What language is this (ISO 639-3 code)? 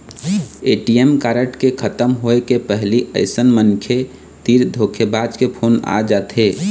hne